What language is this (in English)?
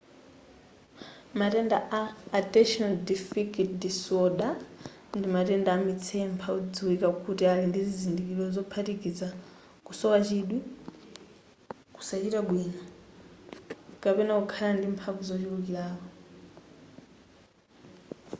Nyanja